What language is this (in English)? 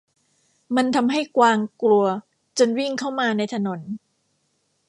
Thai